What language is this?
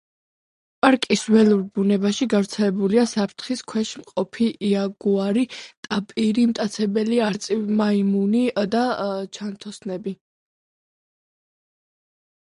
Georgian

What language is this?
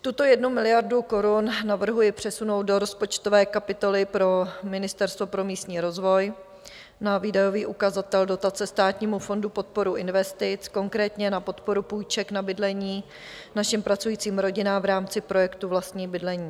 Czech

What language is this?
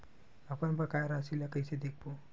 Chhattisgarhi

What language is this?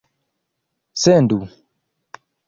Esperanto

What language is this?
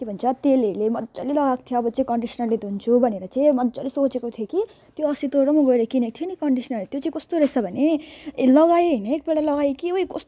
Nepali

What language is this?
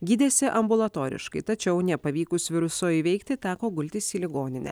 Lithuanian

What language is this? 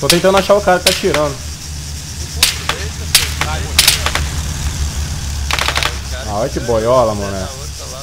Portuguese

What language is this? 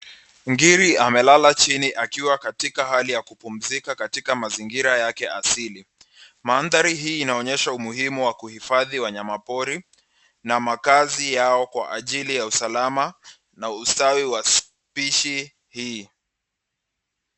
Swahili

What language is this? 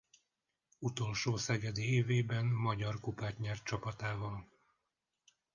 Hungarian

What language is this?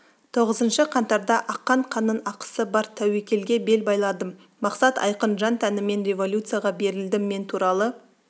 Kazakh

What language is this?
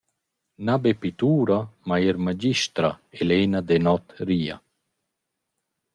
Romansh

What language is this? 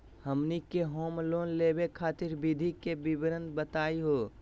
Magahi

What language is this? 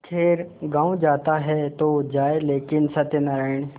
Hindi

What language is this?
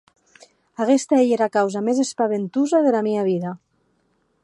Occitan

